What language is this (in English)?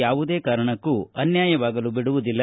Kannada